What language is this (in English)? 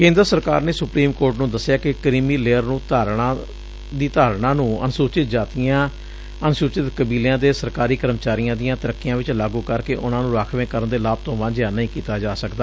Punjabi